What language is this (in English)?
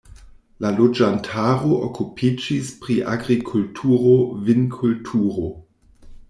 Esperanto